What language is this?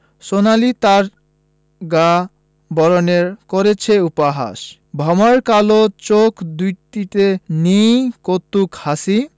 Bangla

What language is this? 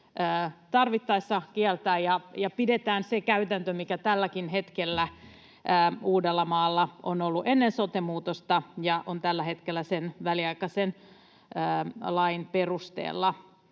Finnish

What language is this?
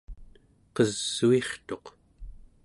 Central Yupik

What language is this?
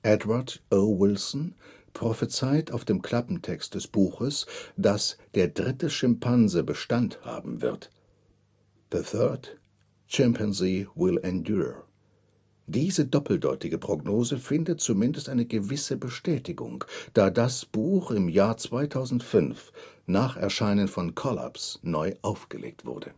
German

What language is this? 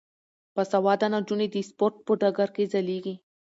Pashto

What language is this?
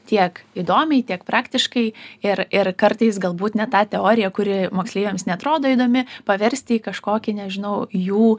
Lithuanian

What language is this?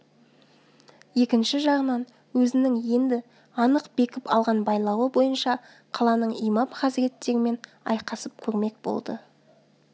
Kazakh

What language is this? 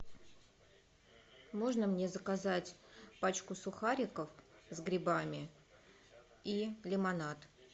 Russian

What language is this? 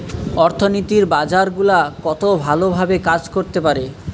Bangla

